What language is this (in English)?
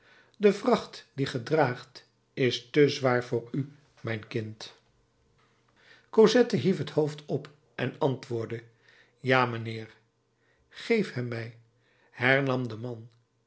Dutch